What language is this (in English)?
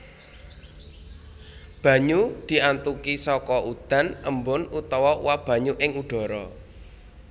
Javanese